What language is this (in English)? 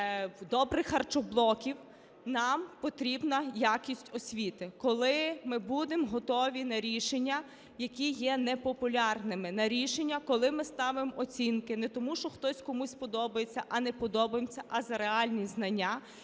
Ukrainian